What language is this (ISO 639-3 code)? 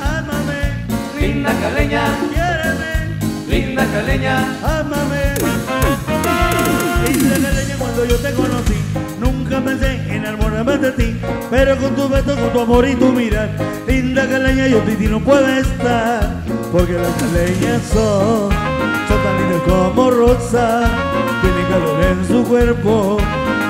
spa